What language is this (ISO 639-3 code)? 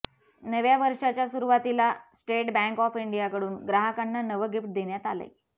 mar